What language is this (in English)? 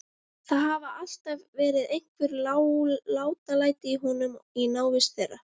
Icelandic